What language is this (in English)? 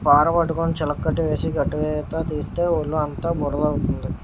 Telugu